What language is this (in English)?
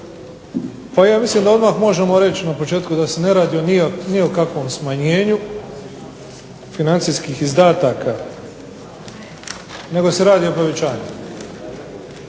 Croatian